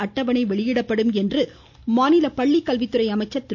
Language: Tamil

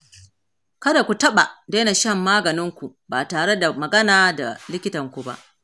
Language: Hausa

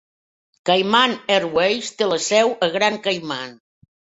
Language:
Catalan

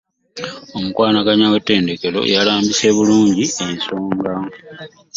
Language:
Ganda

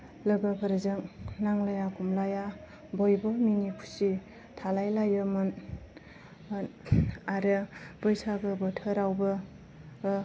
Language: Bodo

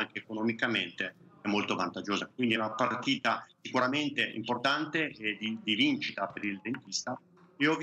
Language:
Italian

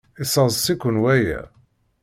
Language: Kabyle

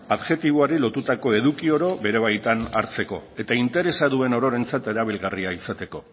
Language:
Basque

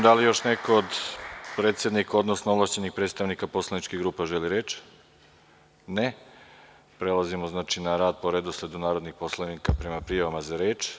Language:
Serbian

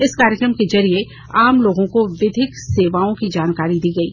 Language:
Hindi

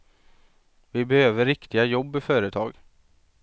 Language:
Swedish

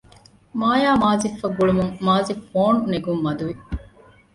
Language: Divehi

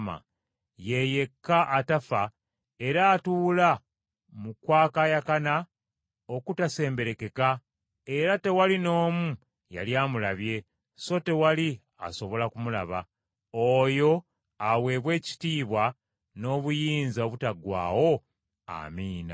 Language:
Ganda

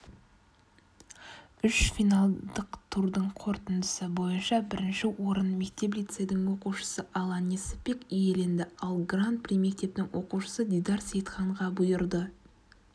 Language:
Kazakh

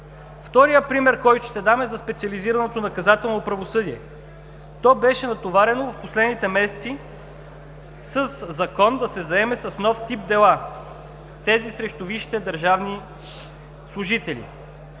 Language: Bulgarian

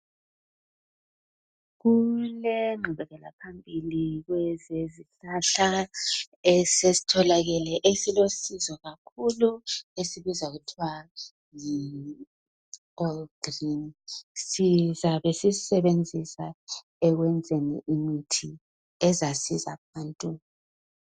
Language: North Ndebele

